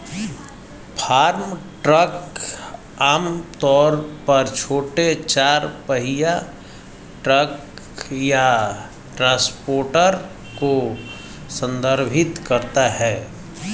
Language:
Hindi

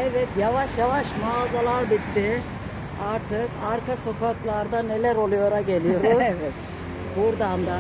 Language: Turkish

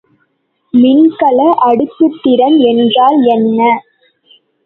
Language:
Tamil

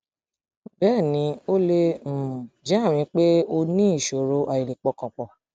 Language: Yoruba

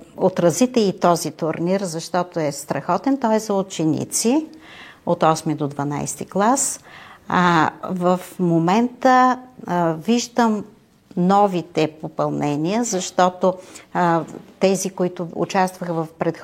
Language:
Bulgarian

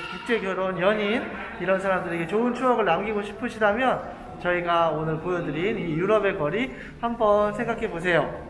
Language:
Korean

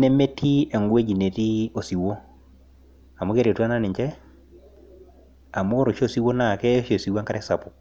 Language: Masai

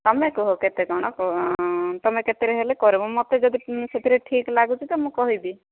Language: Odia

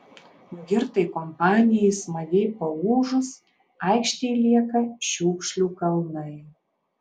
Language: Lithuanian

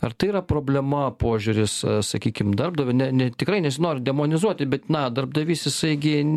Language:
Lithuanian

